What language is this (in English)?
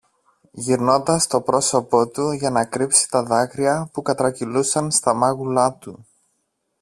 Greek